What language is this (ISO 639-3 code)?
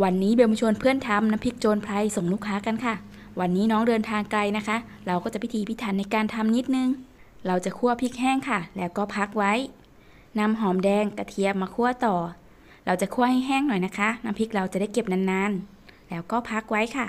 tha